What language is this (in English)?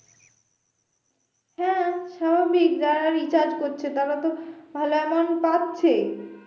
Bangla